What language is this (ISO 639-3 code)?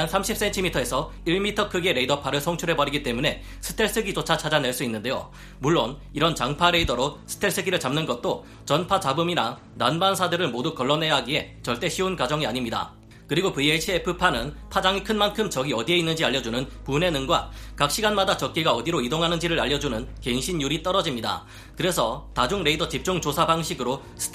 kor